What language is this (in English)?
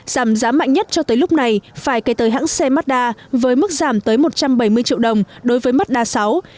Vietnamese